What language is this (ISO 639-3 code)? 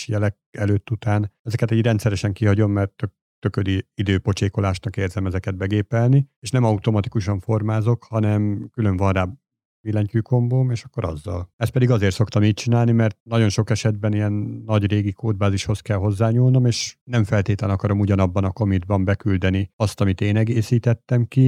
hun